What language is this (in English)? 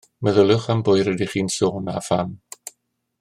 Welsh